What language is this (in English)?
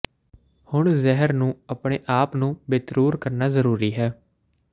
Punjabi